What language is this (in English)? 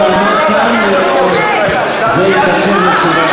Hebrew